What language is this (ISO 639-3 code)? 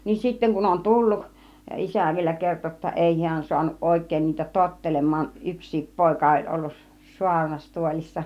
fin